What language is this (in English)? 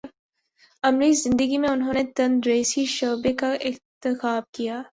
Urdu